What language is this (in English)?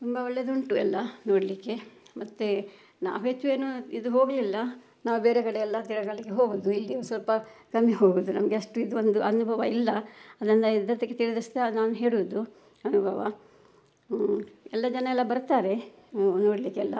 Kannada